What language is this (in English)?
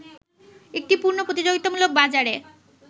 Bangla